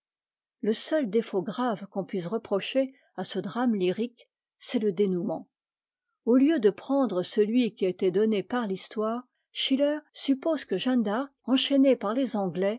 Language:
French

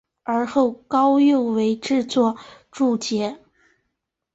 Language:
Chinese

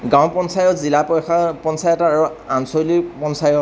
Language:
Assamese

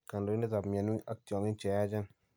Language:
Kalenjin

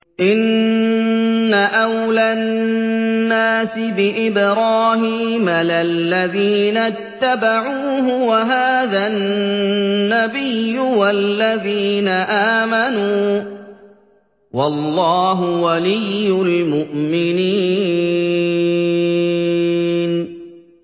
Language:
Arabic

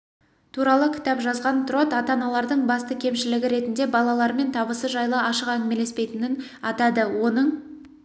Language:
Kazakh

